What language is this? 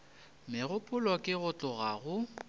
Northern Sotho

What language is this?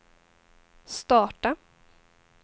Swedish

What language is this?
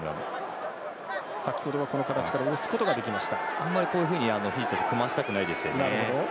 Japanese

